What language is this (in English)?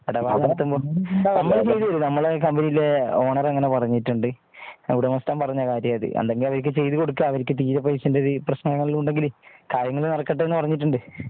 Malayalam